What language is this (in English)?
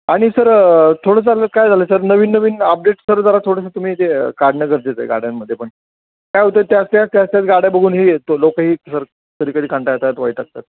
Marathi